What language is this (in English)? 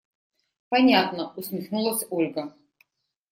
Russian